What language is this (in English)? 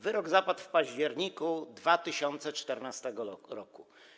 Polish